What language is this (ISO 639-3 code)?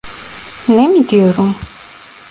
tur